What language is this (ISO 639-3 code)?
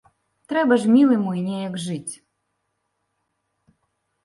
bel